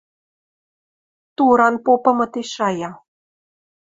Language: Western Mari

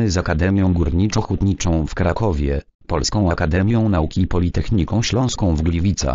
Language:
Polish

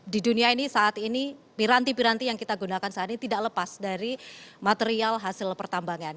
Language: Indonesian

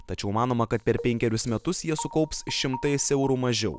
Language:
Lithuanian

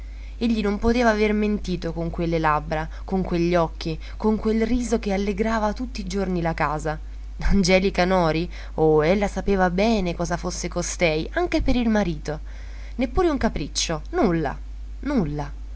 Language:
Italian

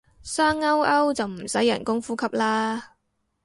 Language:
Cantonese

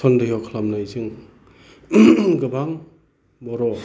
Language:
Bodo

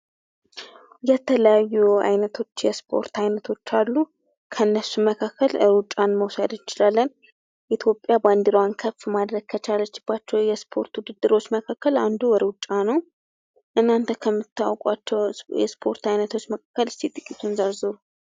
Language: Amharic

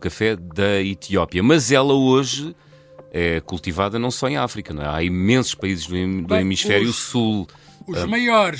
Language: Portuguese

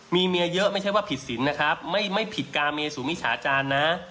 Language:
Thai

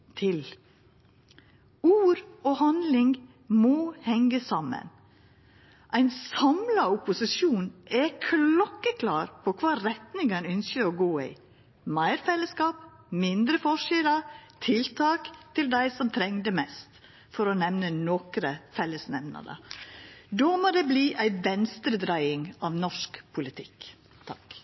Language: Norwegian Nynorsk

